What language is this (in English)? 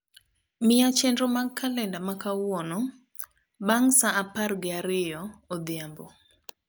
Luo (Kenya and Tanzania)